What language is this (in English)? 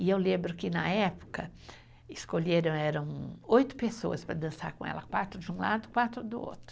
Portuguese